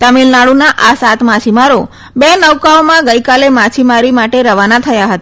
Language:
Gujarati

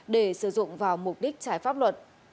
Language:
Vietnamese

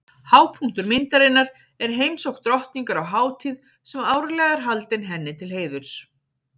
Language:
Icelandic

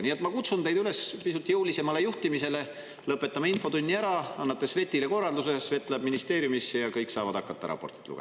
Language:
Estonian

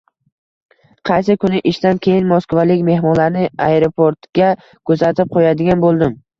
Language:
Uzbek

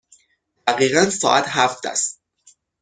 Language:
Persian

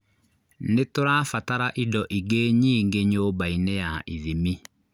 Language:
Kikuyu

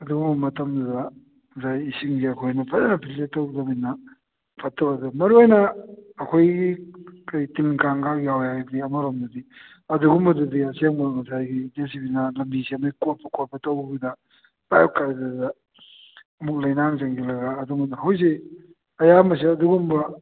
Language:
Manipuri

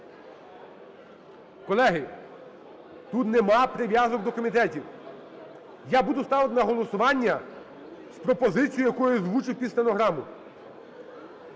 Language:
Ukrainian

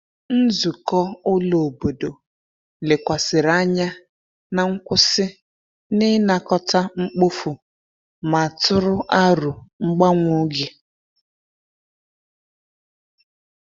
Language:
Igbo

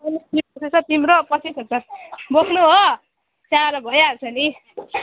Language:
Nepali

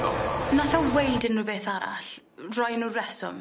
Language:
Welsh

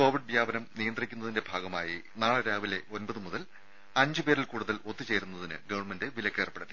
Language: Malayalam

